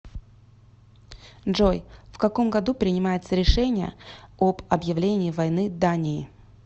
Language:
Russian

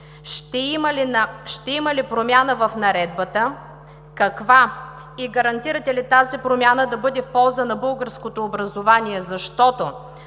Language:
Bulgarian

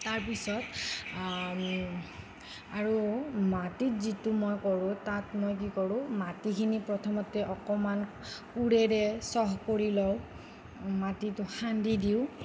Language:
Assamese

